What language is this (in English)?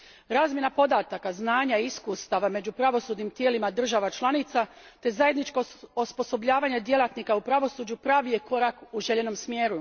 Croatian